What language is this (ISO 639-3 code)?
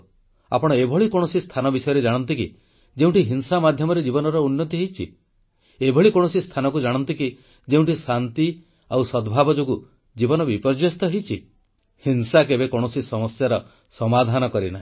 ori